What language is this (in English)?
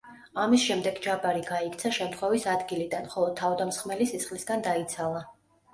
Georgian